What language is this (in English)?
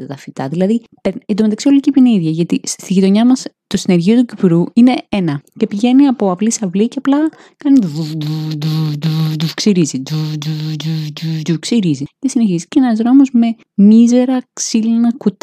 Greek